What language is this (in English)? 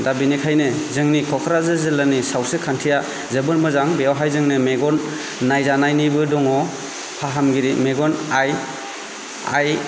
Bodo